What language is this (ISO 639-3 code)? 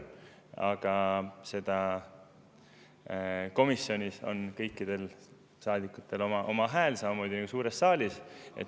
est